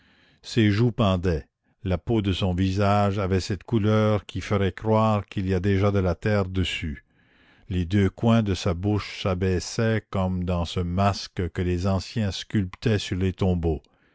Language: French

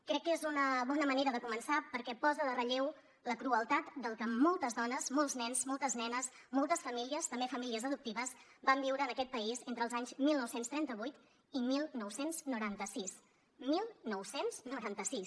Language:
Catalan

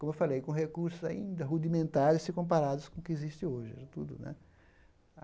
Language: Portuguese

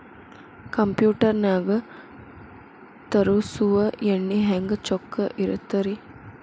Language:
Kannada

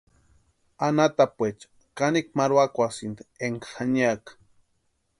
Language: Western Highland Purepecha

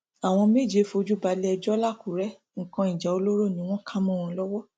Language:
Yoruba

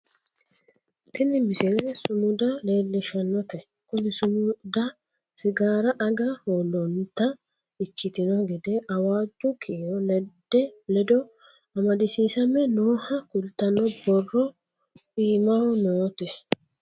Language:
Sidamo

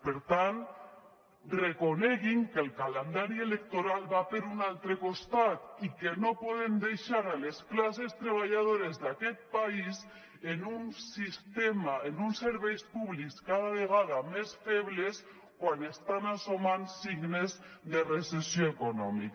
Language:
Catalan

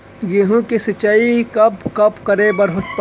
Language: Chhattisgarhi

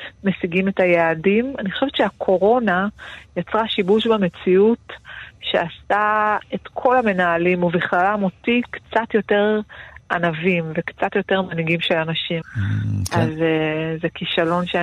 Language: Hebrew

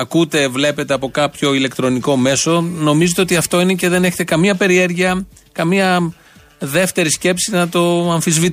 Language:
Greek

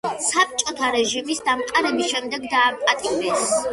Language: Georgian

